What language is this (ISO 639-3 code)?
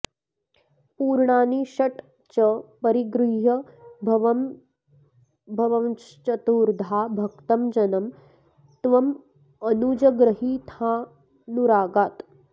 san